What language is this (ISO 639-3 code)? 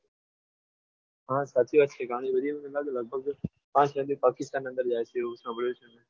guj